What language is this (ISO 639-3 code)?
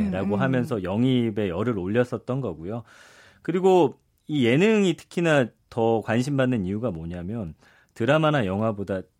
kor